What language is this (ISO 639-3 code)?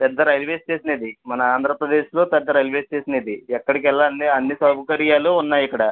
tel